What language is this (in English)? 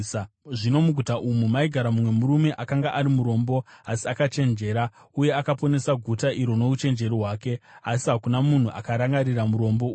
Shona